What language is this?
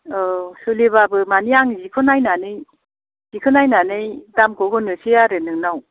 Bodo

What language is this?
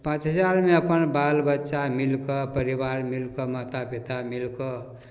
Maithili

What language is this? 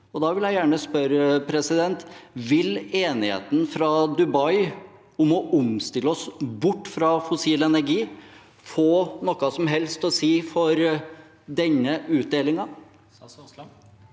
Norwegian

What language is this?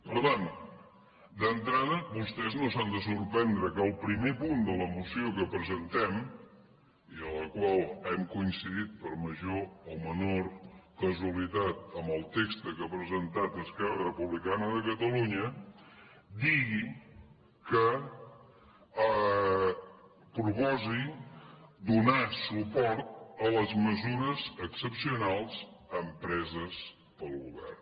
Catalan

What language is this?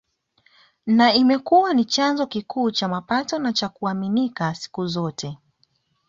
Swahili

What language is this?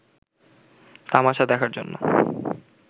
Bangla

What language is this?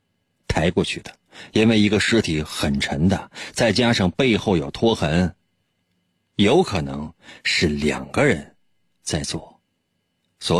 Chinese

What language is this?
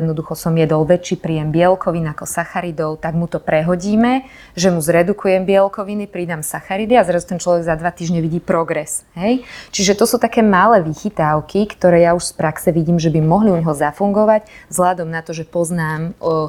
Slovak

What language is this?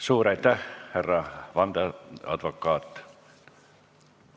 Estonian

